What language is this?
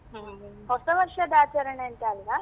Kannada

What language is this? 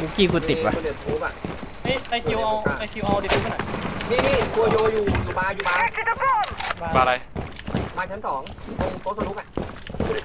Thai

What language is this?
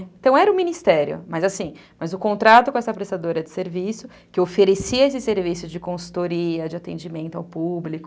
Portuguese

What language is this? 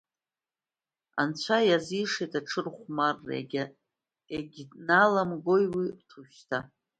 Abkhazian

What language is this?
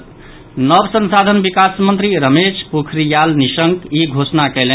Maithili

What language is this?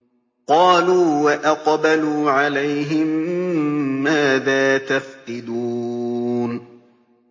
Arabic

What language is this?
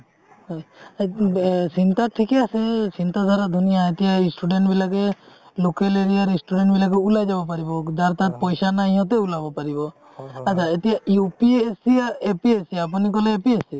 Assamese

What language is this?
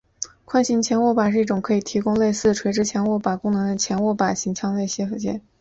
Chinese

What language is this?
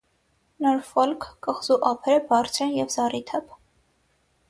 Armenian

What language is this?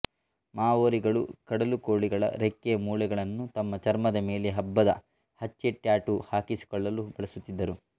Kannada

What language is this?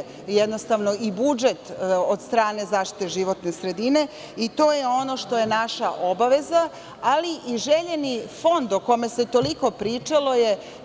Serbian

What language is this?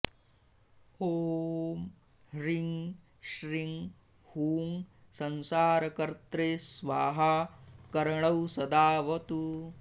Sanskrit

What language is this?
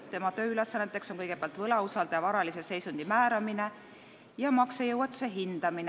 Estonian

